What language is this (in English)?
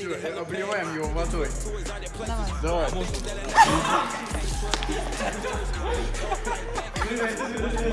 Russian